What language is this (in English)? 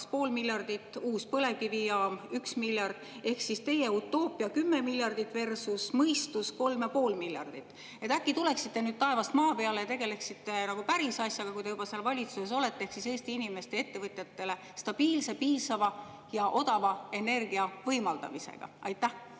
Estonian